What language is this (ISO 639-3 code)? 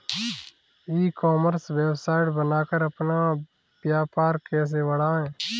hin